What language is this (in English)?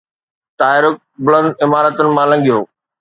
Sindhi